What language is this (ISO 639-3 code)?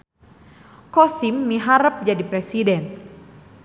sun